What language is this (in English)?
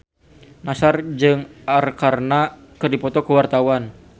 Sundanese